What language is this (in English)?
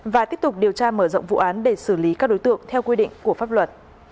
Vietnamese